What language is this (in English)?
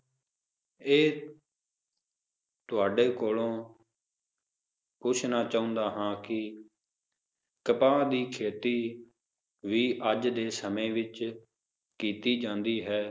Punjabi